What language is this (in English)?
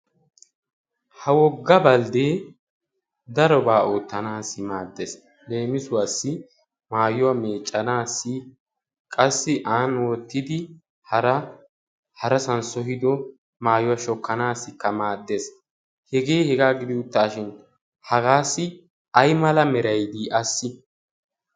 Wolaytta